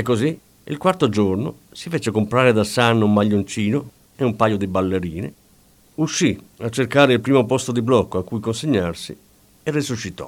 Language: Italian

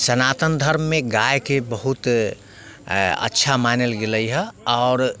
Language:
Maithili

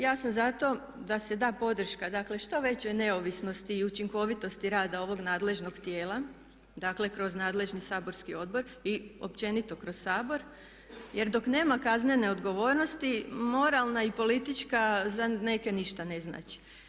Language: Croatian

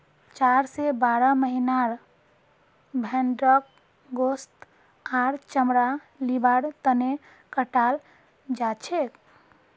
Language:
Magahi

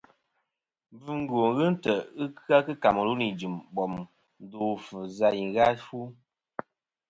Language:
Kom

